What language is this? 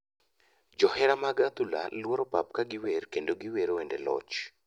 Luo (Kenya and Tanzania)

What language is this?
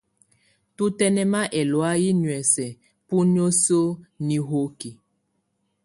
Tunen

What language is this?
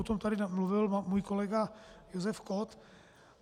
Czech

